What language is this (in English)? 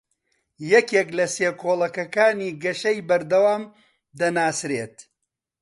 Central Kurdish